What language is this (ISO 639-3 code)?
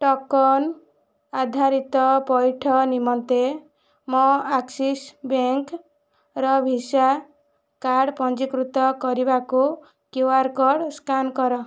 ori